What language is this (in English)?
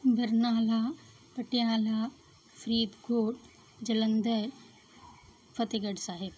Punjabi